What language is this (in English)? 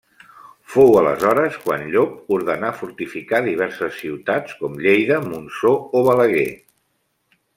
Catalan